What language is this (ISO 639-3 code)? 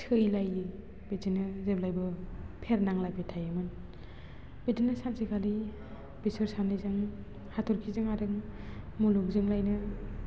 brx